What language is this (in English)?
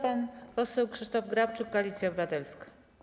Polish